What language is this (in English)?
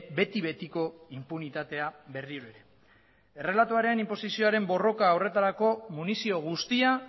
Basque